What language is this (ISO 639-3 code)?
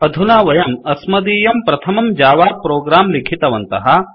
san